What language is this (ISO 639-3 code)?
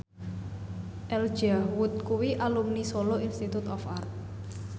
jav